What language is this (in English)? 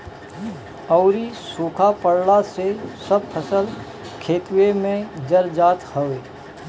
Bhojpuri